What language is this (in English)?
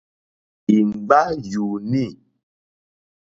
Mokpwe